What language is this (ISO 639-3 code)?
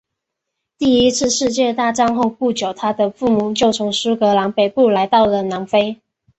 zho